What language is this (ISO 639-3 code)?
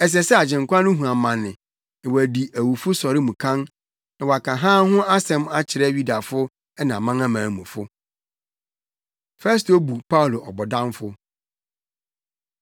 aka